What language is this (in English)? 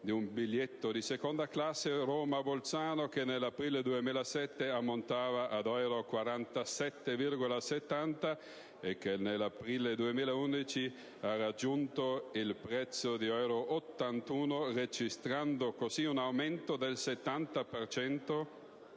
Italian